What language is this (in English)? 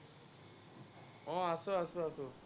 Assamese